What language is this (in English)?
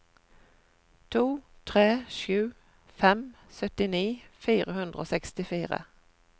Norwegian